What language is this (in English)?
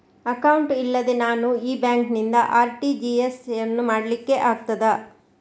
Kannada